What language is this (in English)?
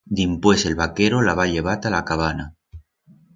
Aragonese